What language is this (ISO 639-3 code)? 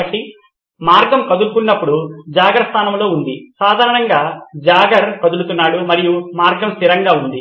tel